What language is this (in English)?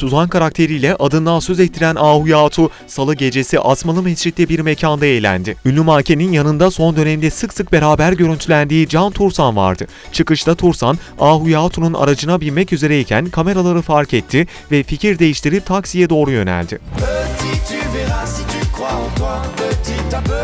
Turkish